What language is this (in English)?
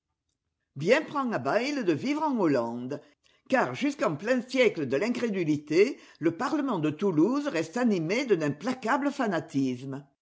French